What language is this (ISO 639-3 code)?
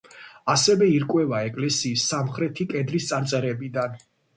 kat